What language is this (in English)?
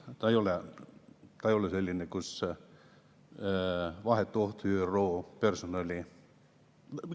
Estonian